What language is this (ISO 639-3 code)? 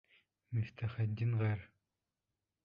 bak